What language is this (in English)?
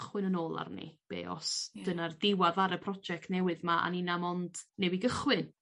Welsh